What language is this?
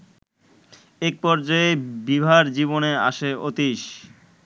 Bangla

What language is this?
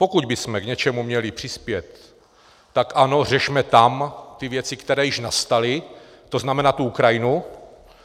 Czech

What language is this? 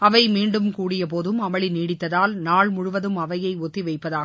Tamil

